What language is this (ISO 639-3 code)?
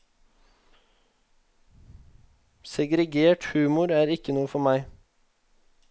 nor